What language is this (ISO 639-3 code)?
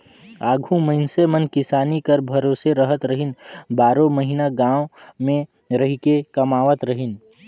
hne